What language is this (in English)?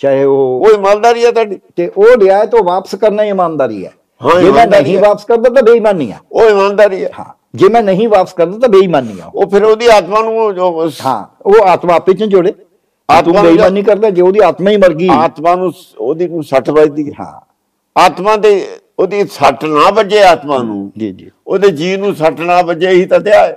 Punjabi